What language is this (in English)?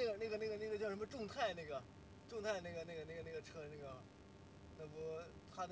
Chinese